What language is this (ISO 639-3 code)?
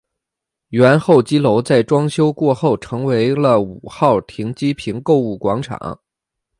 zho